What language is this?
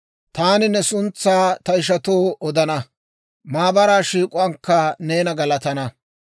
Dawro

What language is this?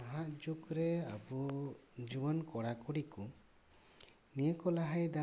Santali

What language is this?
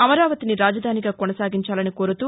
Telugu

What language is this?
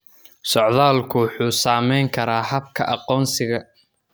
Somali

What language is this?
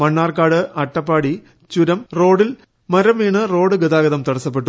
Malayalam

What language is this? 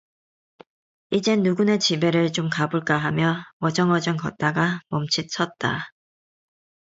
Korean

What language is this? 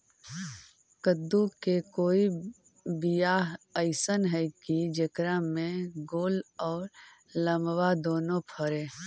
Magahi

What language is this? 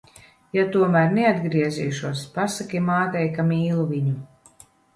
Latvian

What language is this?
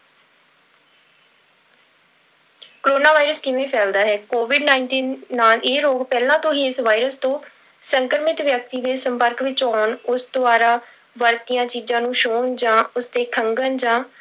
Punjabi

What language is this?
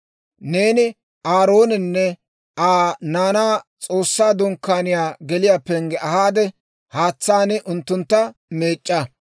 Dawro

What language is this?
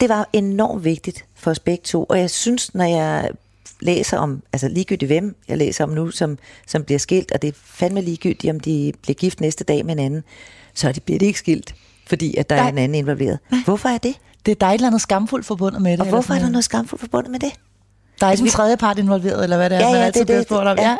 Danish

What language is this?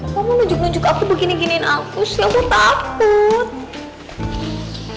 Indonesian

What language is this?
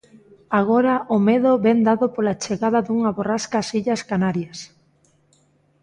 Galician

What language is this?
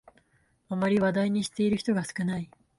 Japanese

